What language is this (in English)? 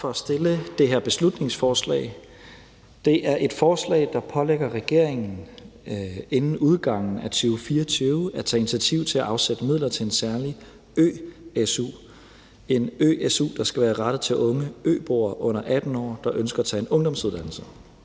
Danish